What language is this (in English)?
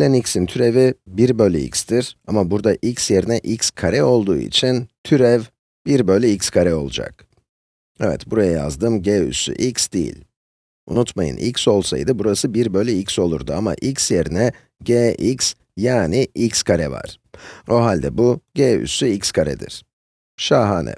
Turkish